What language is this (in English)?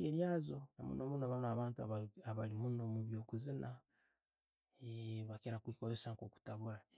Tooro